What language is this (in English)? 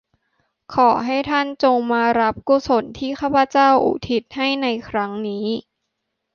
Thai